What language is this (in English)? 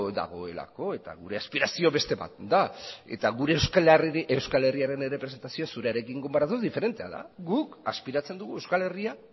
Basque